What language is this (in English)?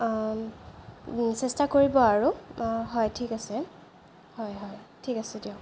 Assamese